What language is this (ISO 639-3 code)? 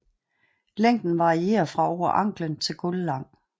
dan